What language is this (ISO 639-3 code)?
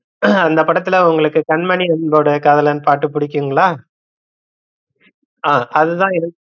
tam